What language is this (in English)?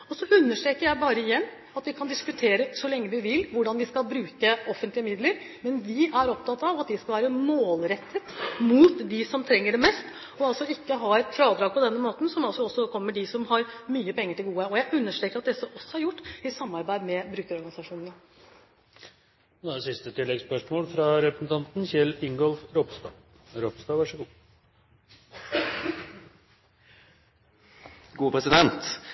Norwegian